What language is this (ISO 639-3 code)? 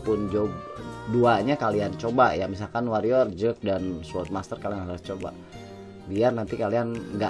ind